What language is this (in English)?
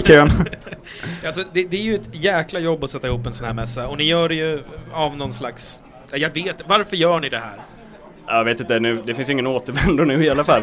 Swedish